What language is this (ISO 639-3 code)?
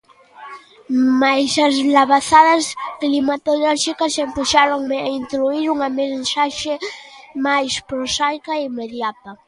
glg